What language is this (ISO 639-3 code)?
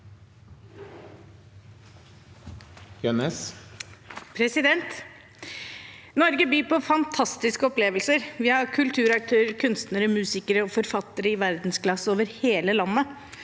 nor